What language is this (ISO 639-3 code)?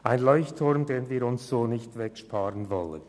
gsw